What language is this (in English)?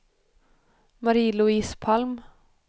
Swedish